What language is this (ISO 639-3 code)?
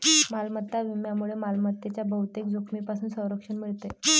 mar